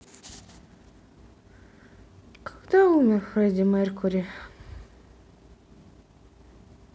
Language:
Russian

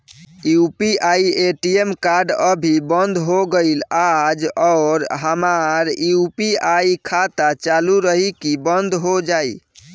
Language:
Bhojpuri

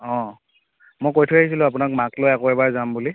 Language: Assamese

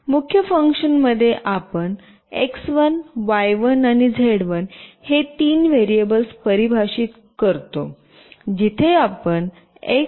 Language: Marathi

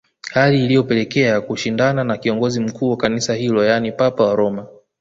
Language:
Swahili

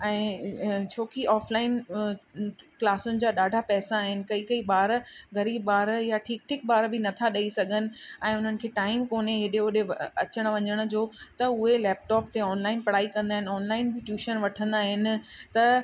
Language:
Sindhi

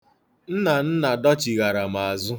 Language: Igbo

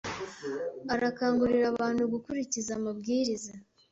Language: Kinyarwanda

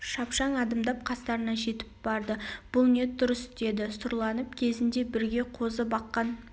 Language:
Kazakh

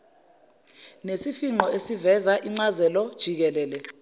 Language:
Zulu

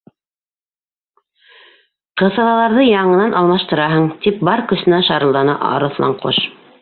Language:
Bashkir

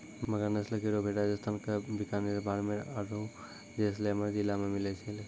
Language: Maithili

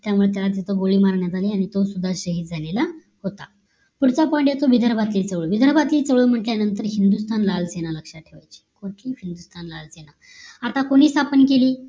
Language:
Marathi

